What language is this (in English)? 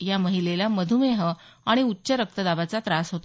Marathi